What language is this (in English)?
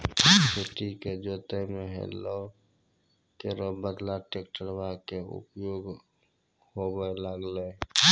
Maithili